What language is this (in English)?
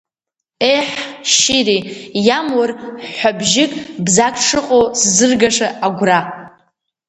Abkhazian